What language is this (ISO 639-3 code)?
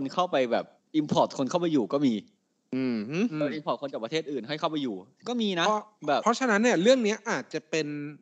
tha